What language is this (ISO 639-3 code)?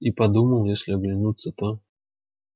rus